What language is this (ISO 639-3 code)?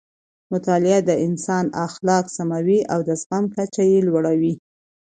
pus